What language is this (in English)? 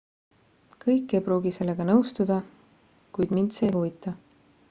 Estonian